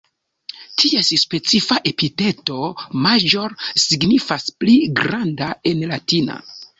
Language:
Esperanto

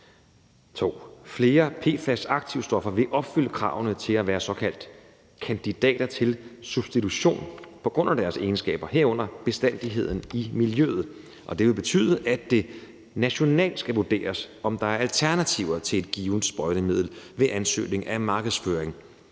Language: Danish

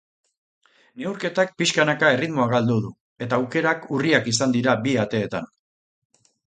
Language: Basque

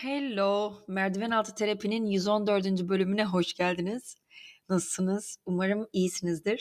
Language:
Turkish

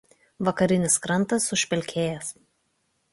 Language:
Lithuanian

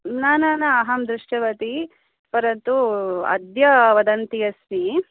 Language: Sanskrit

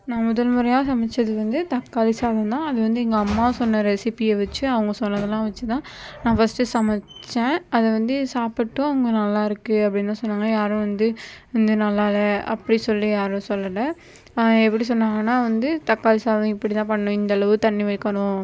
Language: Tamil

